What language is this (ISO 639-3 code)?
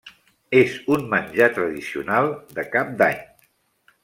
cat